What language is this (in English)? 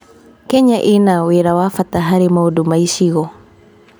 Kikuyu